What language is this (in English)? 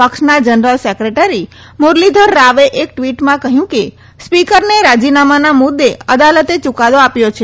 Gujarati